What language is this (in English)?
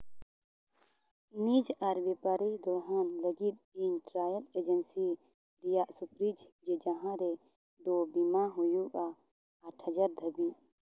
Santali